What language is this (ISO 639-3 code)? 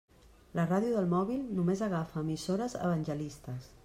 cat